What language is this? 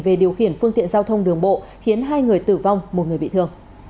Vietnamese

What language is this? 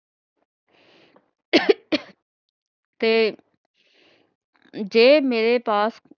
Punjabi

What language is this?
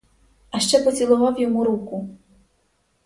Ukrainian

